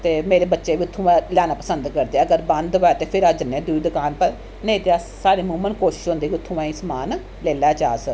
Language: Dogri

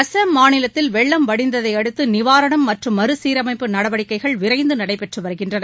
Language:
Tamil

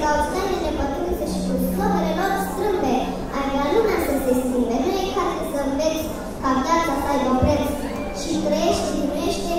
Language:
Romanian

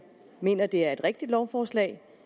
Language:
Danish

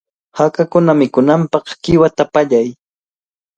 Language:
Cajatambo North Lima Quechua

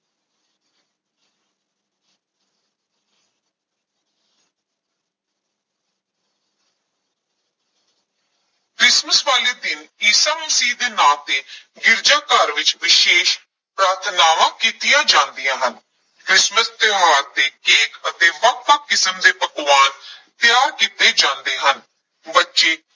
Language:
Punjabi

